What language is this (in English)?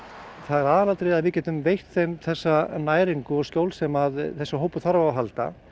Icelandic